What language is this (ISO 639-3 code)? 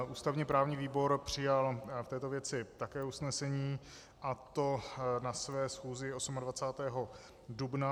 ces